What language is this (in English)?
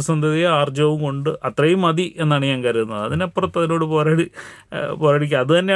Malayalam